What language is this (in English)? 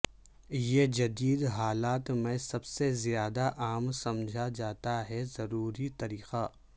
Urdu